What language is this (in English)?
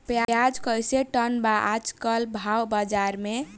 Bhojpuri